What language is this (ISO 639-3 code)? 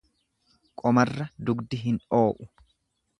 orm